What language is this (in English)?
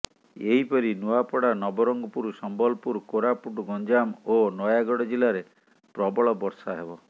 Odia